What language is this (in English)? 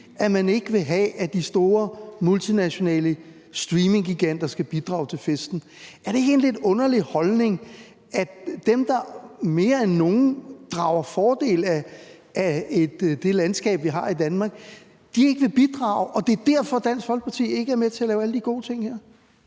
Danish